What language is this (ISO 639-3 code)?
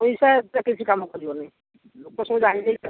ori